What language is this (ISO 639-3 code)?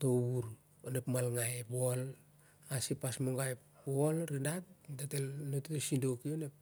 sjr